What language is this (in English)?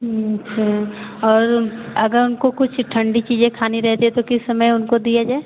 Hindi